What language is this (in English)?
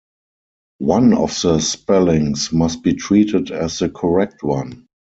English